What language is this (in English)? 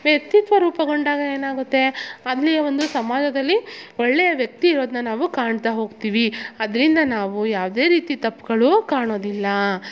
Kannada